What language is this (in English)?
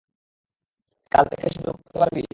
Bangla